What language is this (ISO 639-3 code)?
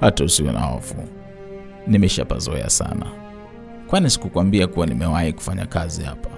swa